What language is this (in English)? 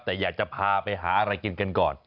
Thai